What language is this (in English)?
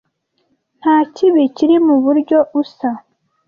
Kinyarwanda